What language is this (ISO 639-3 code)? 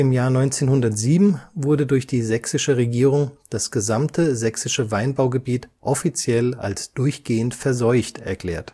deu